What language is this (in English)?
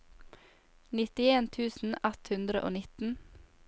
Norwegian